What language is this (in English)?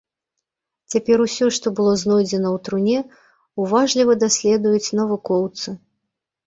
Belarusian